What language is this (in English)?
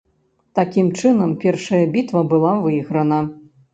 Belarusian